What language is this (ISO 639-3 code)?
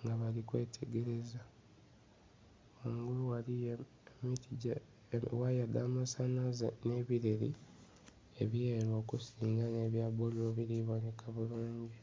xog